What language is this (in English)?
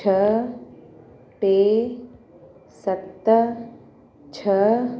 Sindhi